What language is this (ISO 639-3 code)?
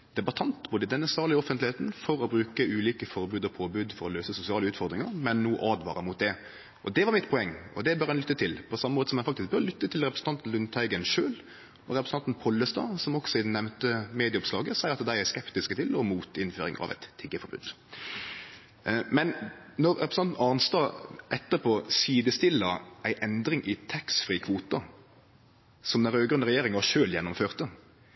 nno